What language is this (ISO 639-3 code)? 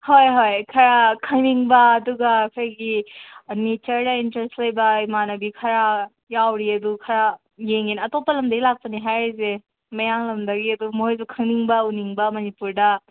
mni